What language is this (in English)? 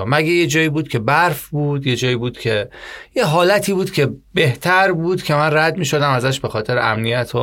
Persian